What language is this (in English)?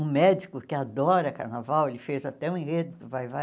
Portuguese